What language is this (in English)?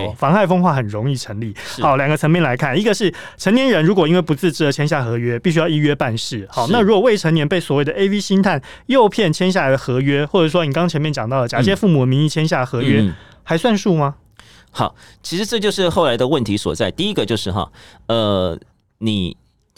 Chinese